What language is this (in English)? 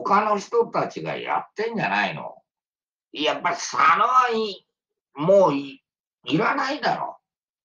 Japanese